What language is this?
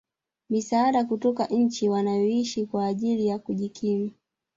Swahili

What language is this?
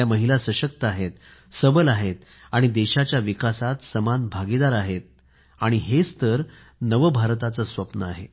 Marathi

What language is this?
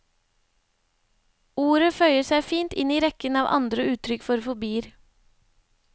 Norwegian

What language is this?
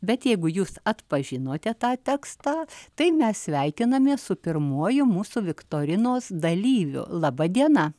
Lithuanian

